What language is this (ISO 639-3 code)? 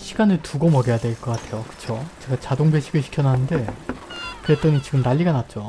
kor